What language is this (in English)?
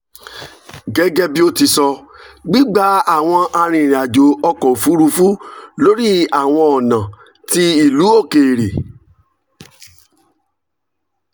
Yoruba